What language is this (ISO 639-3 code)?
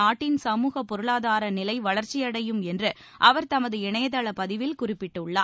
tam